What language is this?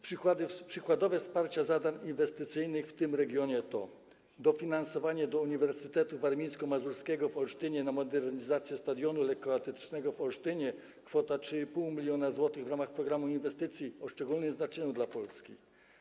Polish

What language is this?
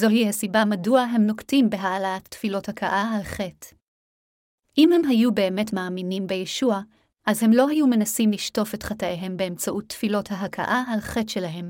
Hebrew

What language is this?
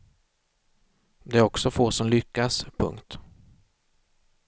Swedish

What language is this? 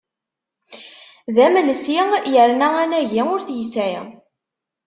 Kabyle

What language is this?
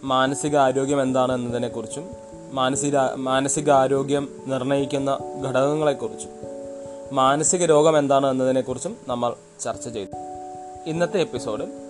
Malayalam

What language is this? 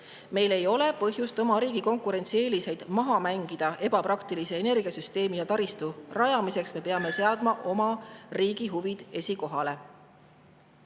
Estonian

